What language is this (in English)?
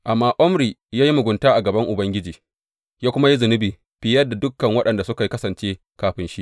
Hausa